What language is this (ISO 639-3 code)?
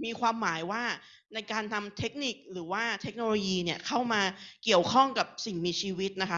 tha